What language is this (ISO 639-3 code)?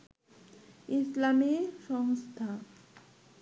ben